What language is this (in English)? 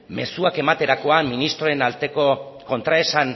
Basque